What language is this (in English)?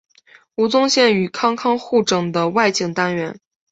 Chinese